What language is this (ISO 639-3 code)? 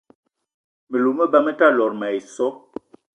eto